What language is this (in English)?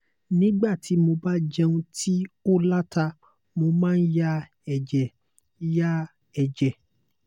Yoruba